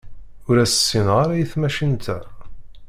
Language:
Kabyle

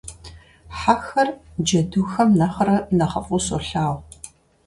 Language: Kabardian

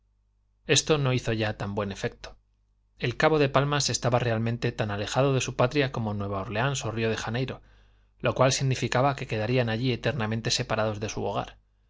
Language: Spanish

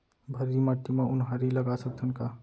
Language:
Chhattisgarhi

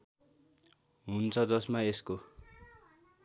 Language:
Nepali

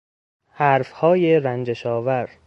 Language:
Persian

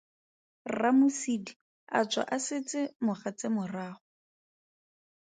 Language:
Tswana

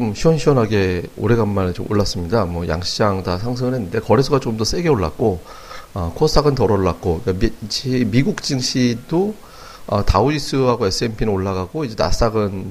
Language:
Korean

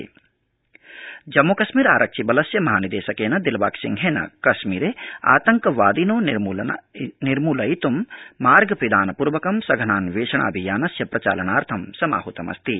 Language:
Sanskrit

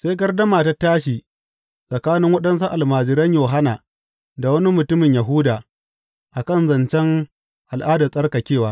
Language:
Hausa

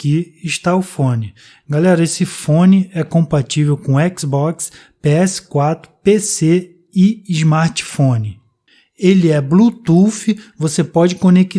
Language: Portuguese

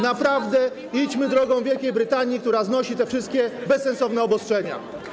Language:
Polish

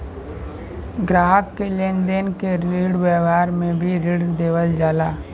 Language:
Bhojpuri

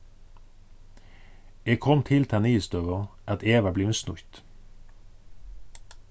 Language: Faroese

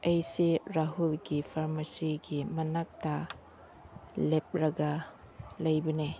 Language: Manipuri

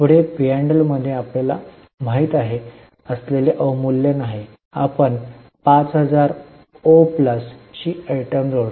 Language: Marathi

